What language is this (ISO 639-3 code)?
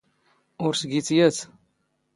zgh